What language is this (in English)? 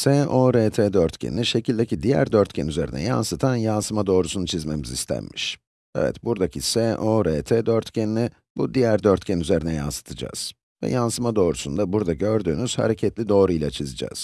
Turkish